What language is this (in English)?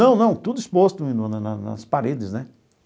Portuguese